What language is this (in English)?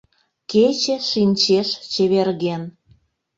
Mari